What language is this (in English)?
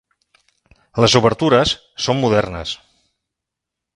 Catalan